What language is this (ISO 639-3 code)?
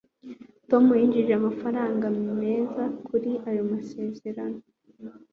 kin